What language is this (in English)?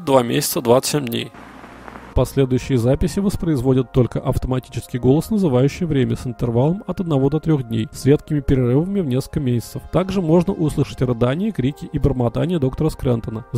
Russian